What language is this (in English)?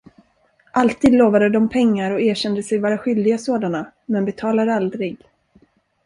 Swedish